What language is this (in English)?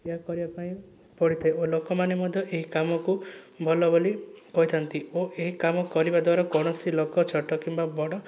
Odia